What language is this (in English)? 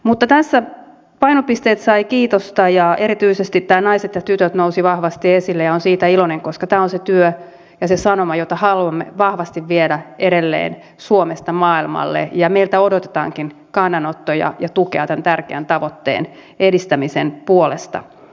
Finnish